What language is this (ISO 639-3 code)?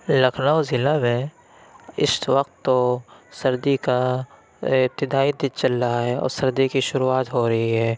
urd